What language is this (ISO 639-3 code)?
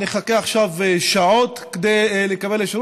heb